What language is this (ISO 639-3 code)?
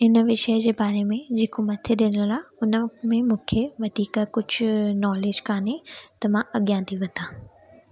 snd